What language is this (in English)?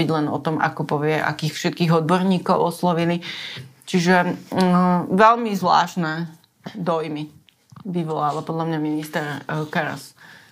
Slovak